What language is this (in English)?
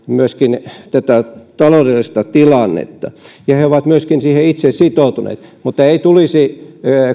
Finnish